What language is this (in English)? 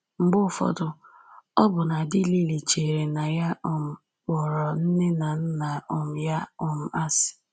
Igbo